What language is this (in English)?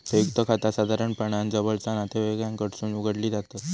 Marathi